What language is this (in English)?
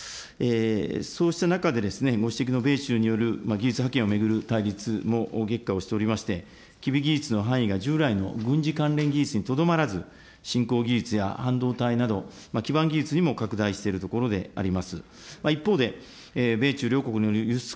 Japanese